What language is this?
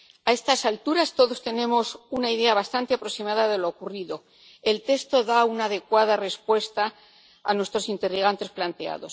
Spanish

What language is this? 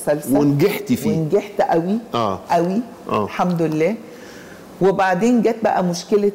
Arabic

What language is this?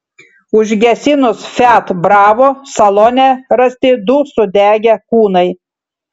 Lithuanian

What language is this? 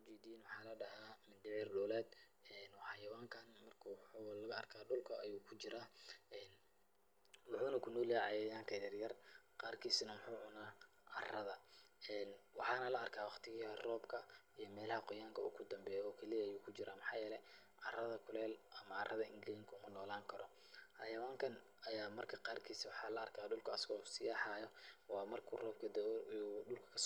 Somali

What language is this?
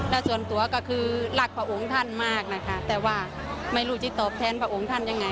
Thai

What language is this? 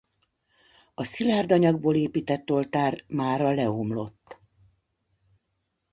Hungarian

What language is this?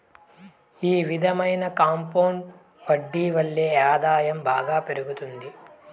Telugu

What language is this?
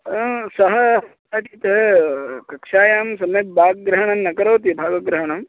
Sanskrit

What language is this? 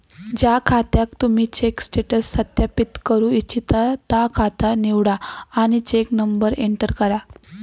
Marathi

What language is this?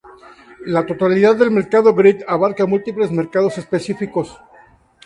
Spanish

